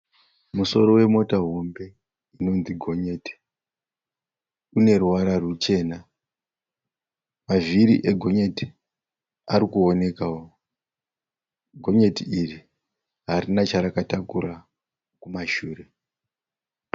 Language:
Shona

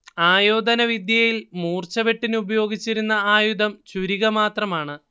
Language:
Malayalam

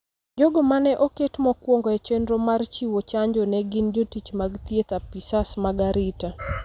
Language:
Luo (Kenya and Tanzania)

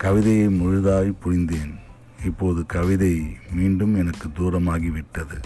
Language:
Tamil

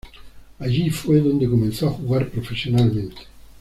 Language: Spanish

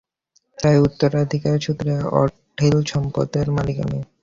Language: Bangla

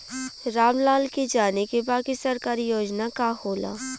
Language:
Bhojpuri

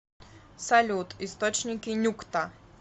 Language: Russian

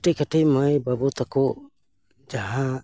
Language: Santali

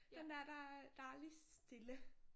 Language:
Danish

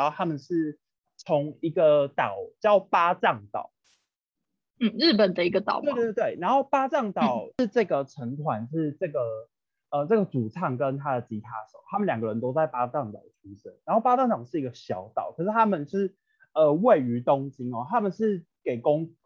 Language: Chinese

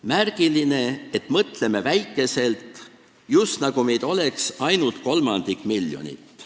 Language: Estonian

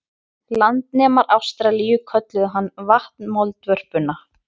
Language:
Icelandic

